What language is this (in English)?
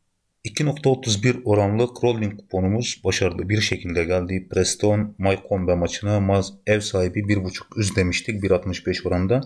Turkish